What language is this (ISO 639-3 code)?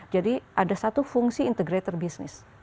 ind